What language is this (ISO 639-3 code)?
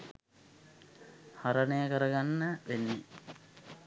sin